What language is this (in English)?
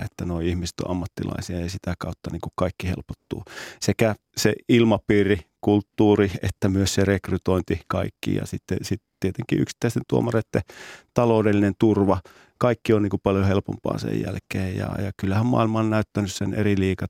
Finnish